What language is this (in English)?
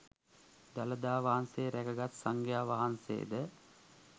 Sinhala